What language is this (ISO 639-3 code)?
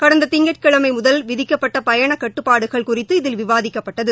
tam